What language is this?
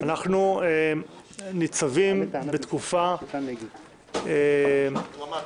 Hebrew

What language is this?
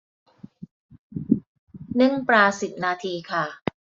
Thai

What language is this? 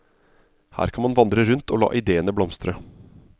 Norwegian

